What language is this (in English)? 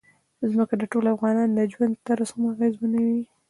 Pashto